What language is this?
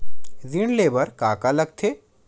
Chhattisgarhi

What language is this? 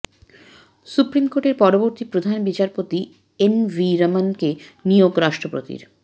Bangla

